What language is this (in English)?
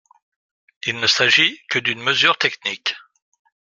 French